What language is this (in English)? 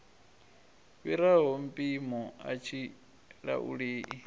Venda